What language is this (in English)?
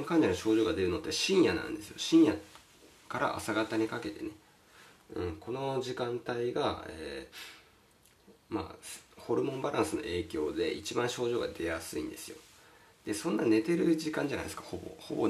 Japanese